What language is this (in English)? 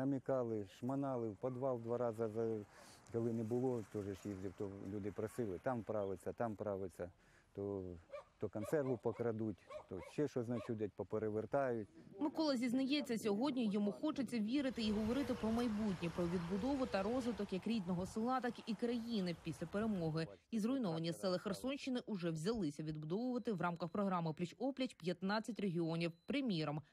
Ukrainian